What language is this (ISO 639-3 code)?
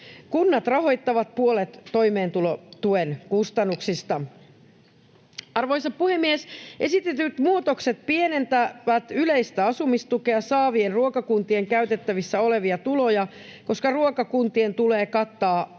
fin